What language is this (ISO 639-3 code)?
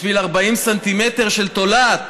heb